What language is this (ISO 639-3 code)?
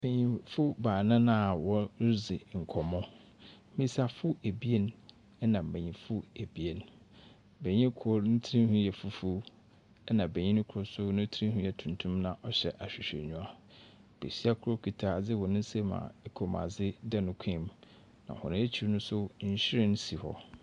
aka